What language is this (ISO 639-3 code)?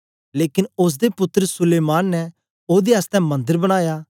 doi